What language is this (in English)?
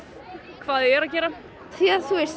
Icelandic